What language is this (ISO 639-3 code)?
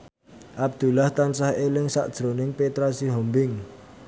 jav